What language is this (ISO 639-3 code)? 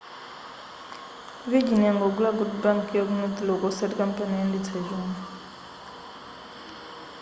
nya